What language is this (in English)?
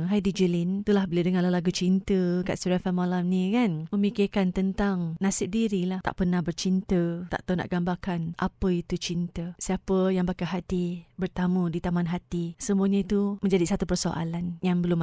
Malay